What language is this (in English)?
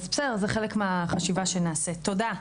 Hebrew